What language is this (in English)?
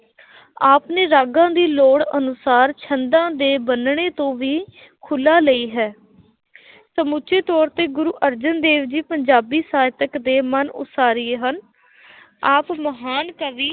Punjabi